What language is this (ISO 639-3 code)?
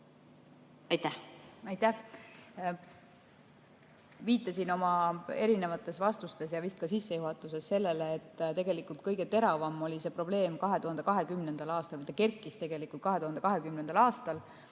est